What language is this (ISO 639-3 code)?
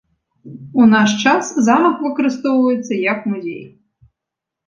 bel